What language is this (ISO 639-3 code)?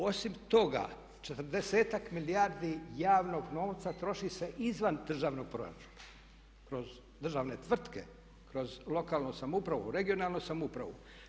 hrv